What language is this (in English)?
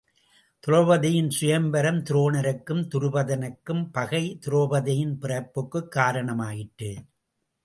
Tamil